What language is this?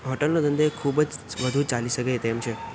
Gujarati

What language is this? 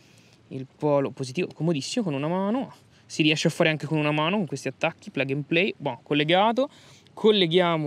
Italian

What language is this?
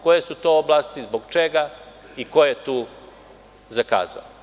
Serbian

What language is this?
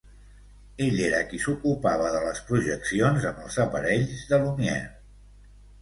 Catalan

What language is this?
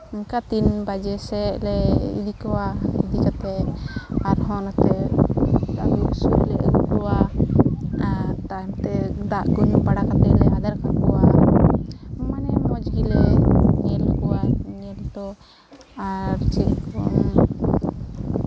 Santali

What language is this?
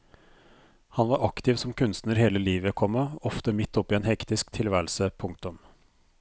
Norwegian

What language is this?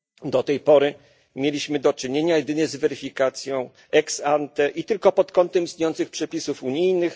Polish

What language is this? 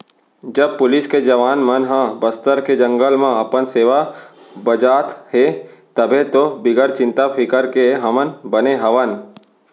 Chhattisgarhi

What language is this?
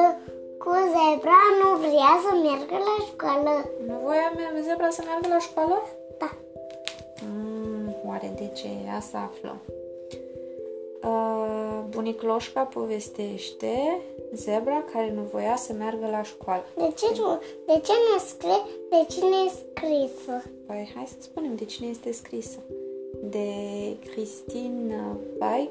Romanian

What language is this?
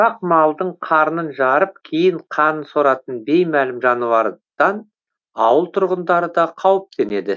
Kazakh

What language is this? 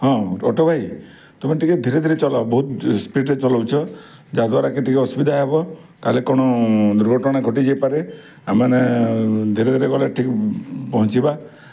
Odia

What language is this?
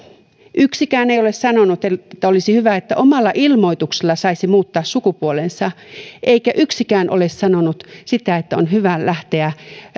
Finnish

